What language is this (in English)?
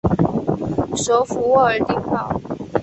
Chinese